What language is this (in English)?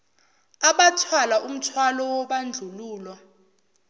Zulu